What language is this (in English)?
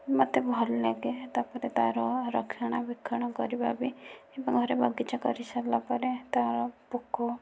Odia